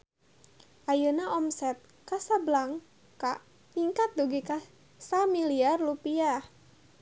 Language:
Sundanese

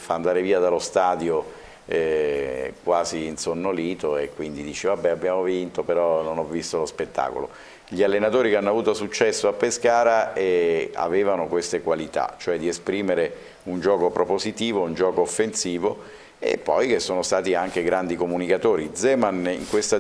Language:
Italian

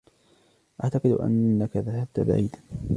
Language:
Arabic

